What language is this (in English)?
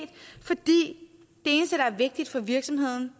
Danish